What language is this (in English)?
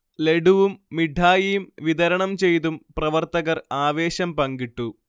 Malayalam